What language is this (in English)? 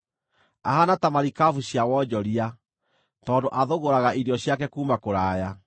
Kikuyu